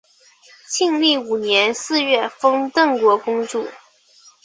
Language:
Chinese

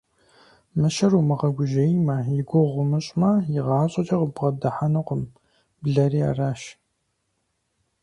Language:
Kabardian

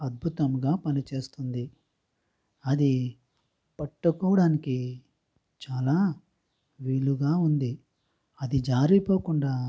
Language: Telugu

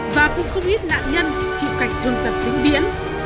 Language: Vietnamese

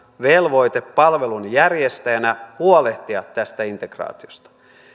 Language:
Finnish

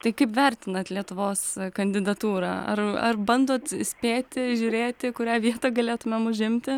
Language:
Lithuanian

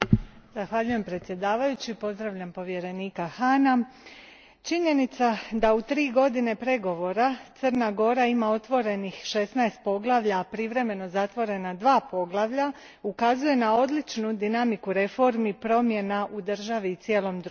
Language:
Croatian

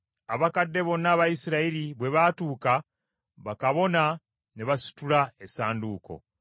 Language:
Ganda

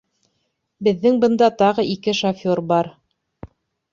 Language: Bashkir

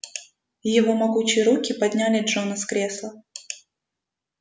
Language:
Russian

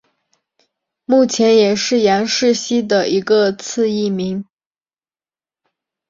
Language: Chinese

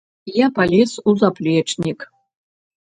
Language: Belarusian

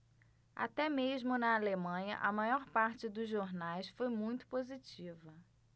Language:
Portuguese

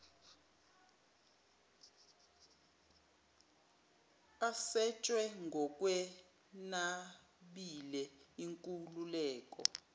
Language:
Zulu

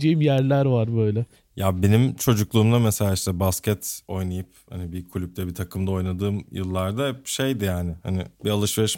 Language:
Turkish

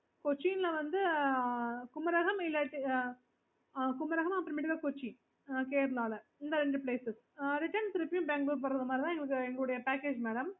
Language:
Tamil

